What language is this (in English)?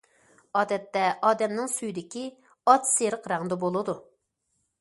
Uyghur